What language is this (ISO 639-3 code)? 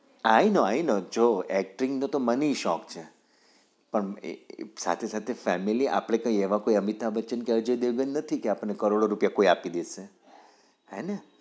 guj